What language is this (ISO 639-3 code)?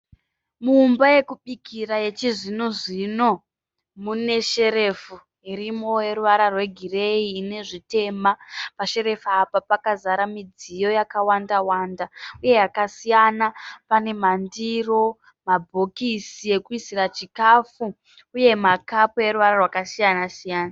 sna